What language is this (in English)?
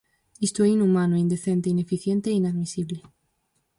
Galician